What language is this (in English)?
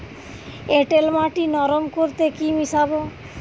Bangla